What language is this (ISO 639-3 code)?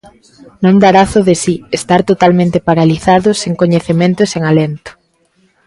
glg